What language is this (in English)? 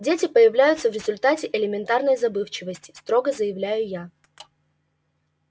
Russian